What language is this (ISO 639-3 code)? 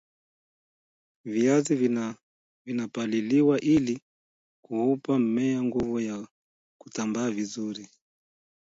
swa